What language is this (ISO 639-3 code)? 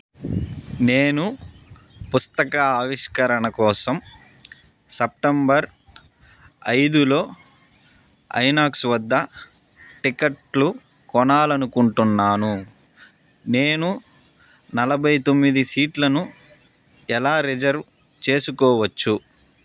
tel